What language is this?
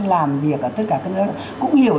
Vietnamese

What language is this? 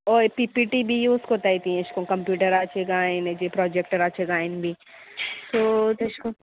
Konkani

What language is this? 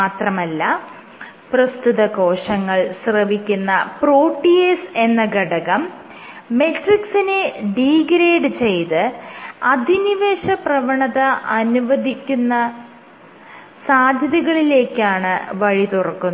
Malayalam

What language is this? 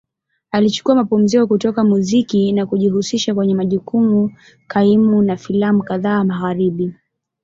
Swahili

